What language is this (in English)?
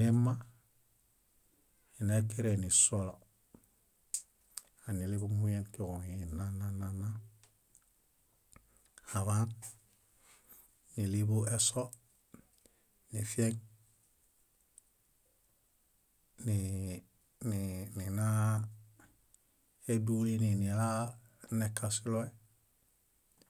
Bayot